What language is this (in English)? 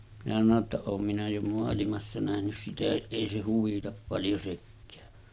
Finnish